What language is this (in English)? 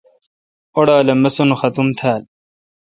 Kalkoti